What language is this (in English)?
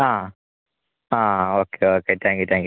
Malayalam